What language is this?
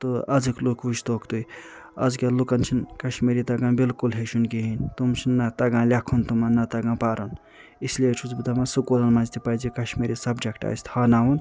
Kashmiri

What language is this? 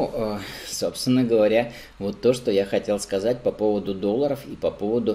Russian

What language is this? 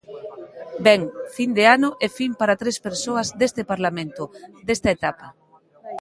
Galician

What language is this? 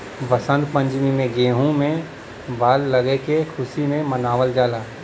Bhojpuri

